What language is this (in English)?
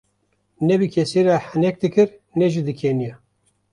Kurdish